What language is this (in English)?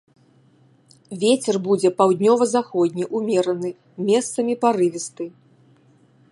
Belarusian